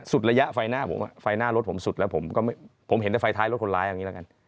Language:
Thai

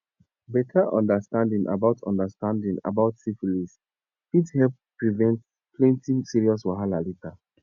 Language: Nigerian Pidgin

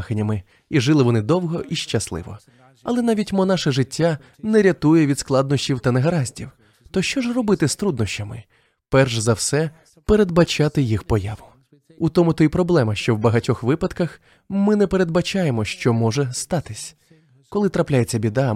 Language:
Ukrainian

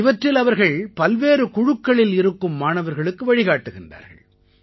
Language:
Tamil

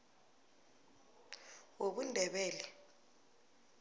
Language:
South Ndebele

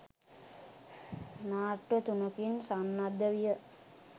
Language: Sinhala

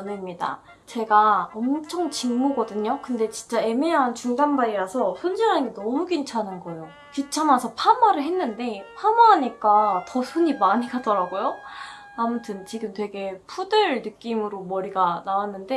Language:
Korean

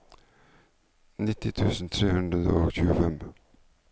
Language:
Norwegian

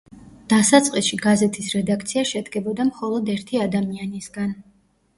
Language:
Georgian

